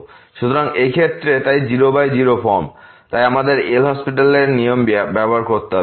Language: Bangla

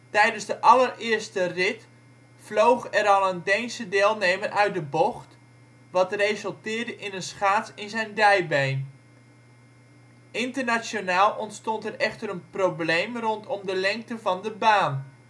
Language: Dutch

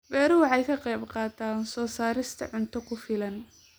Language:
Somali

